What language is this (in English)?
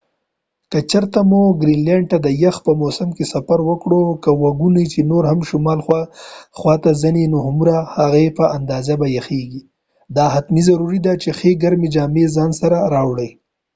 Pashto